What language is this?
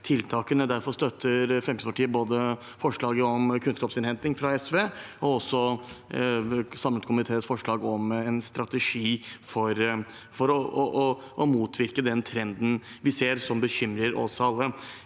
Norwegian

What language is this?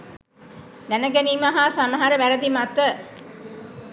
Sinhala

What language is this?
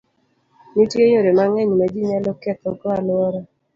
Luo (Kenya and Tanzania)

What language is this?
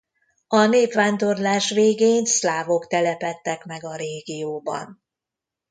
Hungarian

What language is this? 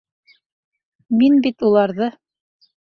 Bashkir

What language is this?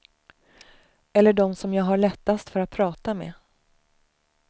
Swedish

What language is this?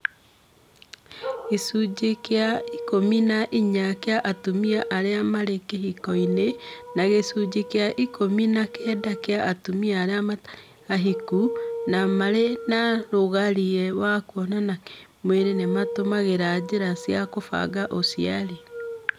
Kikuyu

